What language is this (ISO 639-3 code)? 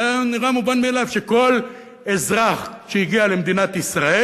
heb